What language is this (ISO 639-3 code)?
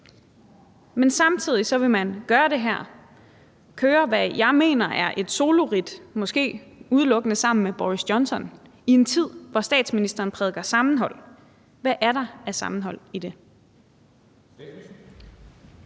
dan